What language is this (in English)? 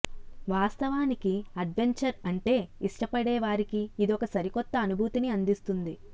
Telugu